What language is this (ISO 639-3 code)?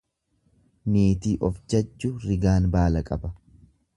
orm